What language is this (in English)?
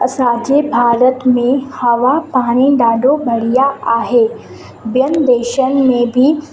Sindhi